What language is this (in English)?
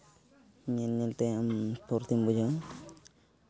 Santali